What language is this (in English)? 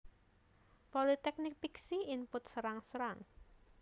Javanese